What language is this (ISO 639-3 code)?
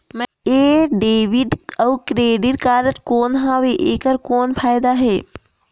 hne